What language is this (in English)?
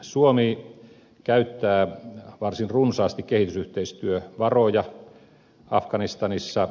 Finnish